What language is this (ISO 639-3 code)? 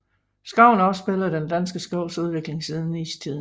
dan